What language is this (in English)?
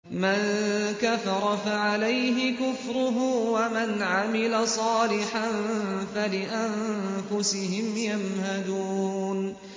Arabic